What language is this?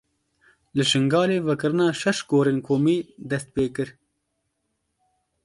Kurdish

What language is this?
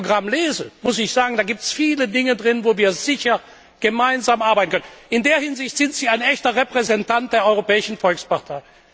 German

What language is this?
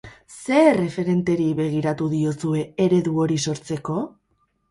Basque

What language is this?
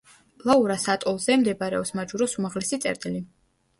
Georgian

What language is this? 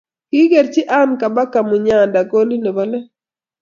Kalenjin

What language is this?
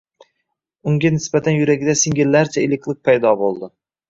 Uzbek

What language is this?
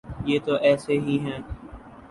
Urdu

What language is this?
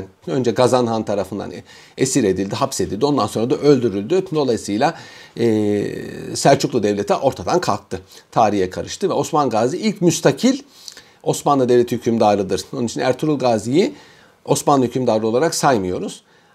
Turkish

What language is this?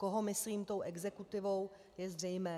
Czech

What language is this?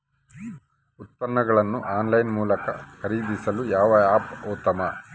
Kannada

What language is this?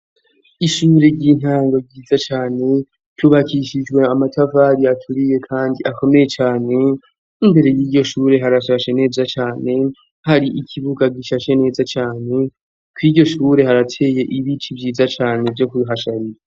Rundi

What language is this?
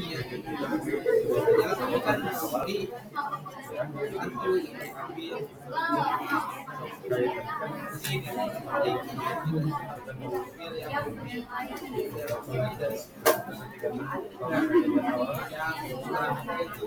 Indonesian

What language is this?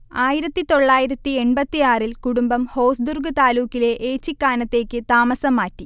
Malayalam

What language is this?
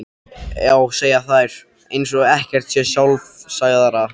Icelandic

